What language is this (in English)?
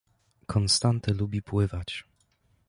Polish